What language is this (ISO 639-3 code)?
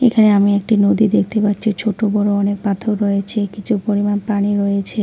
ben